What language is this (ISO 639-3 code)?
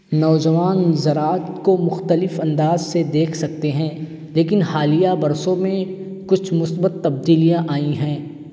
urd